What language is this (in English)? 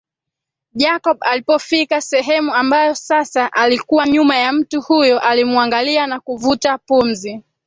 Swahili